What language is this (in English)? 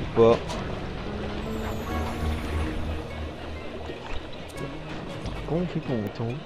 French